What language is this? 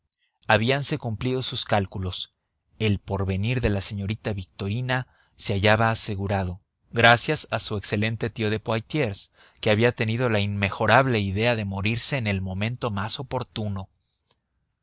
Spanish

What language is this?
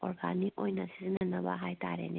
Manipuri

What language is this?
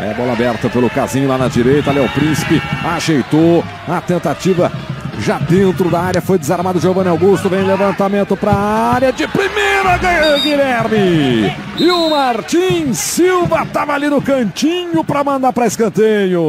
Portuguese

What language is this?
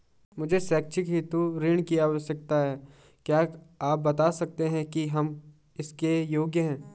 Hindi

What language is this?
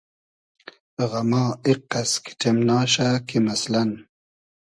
Hazaragi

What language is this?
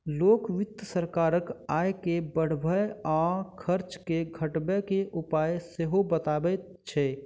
Maithili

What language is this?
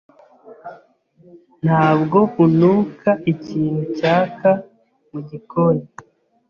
Kinyarwanda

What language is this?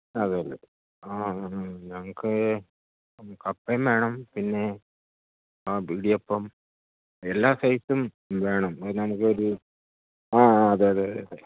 Malayalam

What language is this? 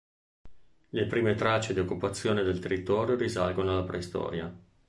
Italian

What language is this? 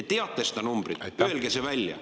Estonian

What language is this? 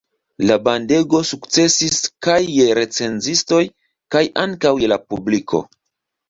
Esperanto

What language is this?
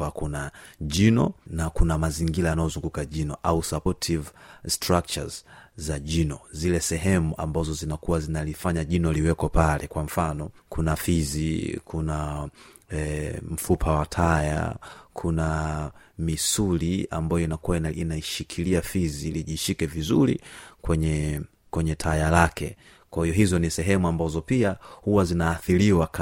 Swahili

